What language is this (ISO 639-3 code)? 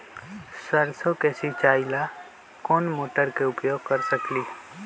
mag